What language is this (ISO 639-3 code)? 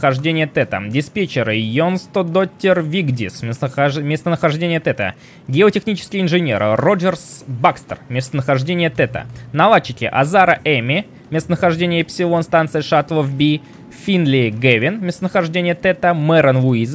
rus